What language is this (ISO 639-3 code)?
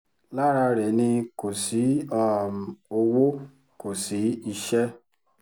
yor